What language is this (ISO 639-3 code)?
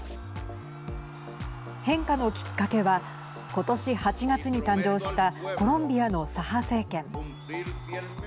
jpn